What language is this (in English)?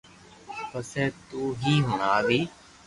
Loarki